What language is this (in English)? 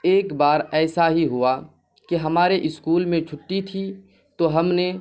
Urdu